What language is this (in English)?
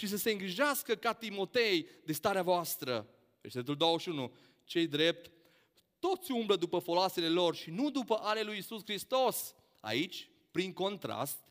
Romanian